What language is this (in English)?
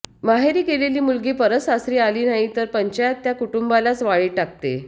Marathi